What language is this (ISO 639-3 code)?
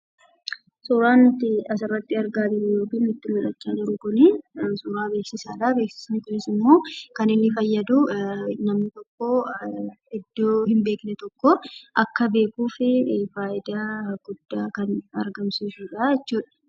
orm